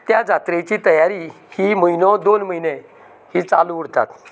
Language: Konkani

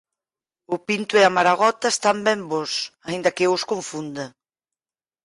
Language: Galician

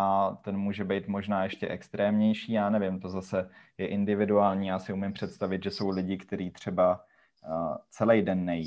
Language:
Czech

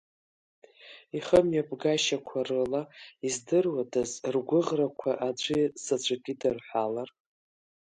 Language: Abkhazian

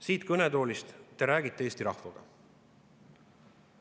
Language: Estonian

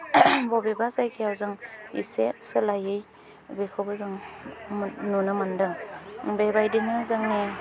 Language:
Bodo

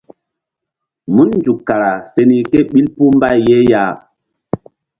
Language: Mbum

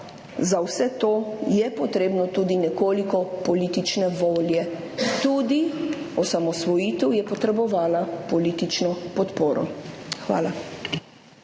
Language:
Slovenian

